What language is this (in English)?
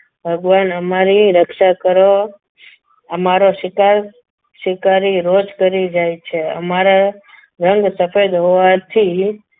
Gujarati